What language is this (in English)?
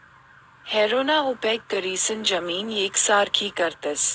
Marathi